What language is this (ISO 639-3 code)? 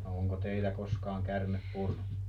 fin